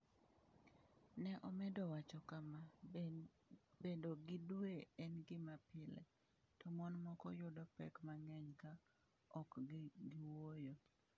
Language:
Luo (Kenya and Tanzania)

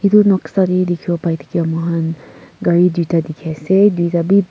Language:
Naga Pidgin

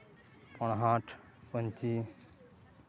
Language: Santali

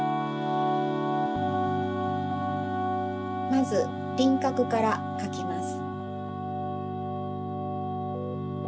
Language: Japanese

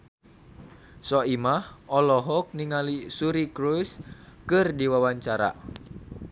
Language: Sundanese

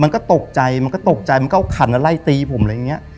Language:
Thai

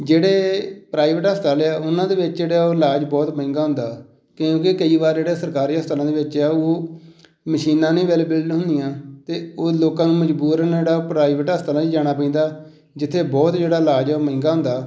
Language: Punjabi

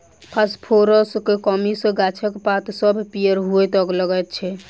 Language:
Maithili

